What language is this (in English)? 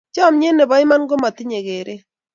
Kalenjin